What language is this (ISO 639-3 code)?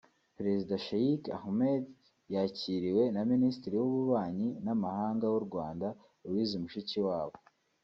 kin